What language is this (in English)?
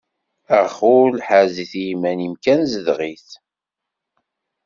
Kabyle